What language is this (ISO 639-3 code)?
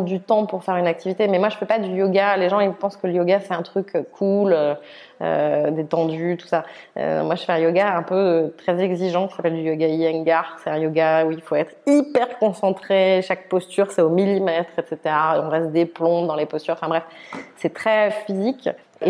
fra